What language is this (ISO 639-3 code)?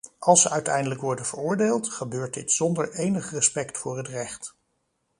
nld